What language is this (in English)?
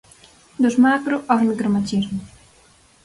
Galician